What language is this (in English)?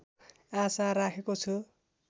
Nepali